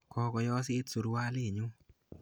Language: Kalenjin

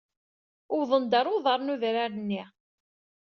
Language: Kabyle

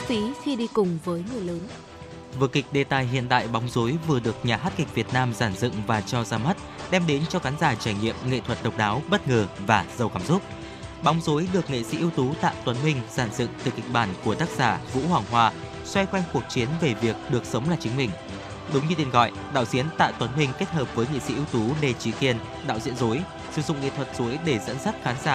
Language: Vietnamese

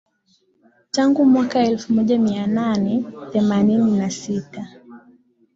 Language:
Swahili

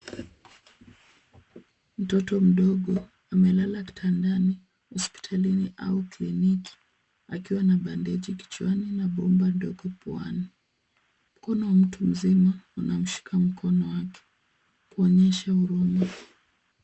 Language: Swahili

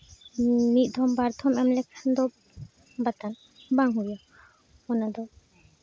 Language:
Santali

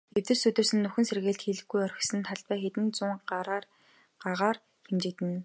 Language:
Mongolian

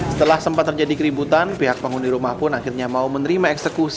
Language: Indonesian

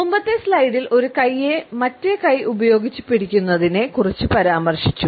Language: Malayalam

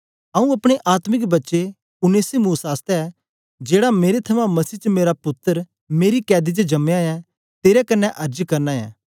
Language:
Dogri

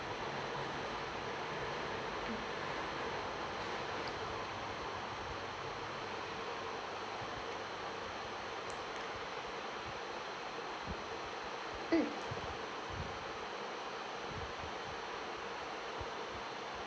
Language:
English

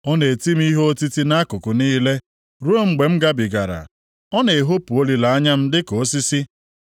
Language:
Igbo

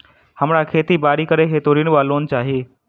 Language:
Maithili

